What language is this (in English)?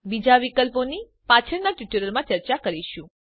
Gujarati